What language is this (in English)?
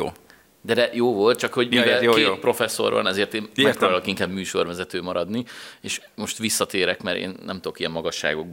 Hungarian